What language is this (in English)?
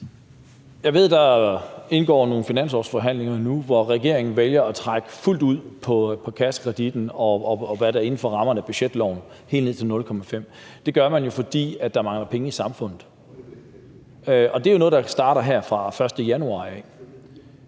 Danish